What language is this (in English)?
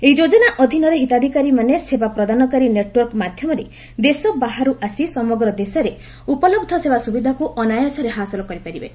Odia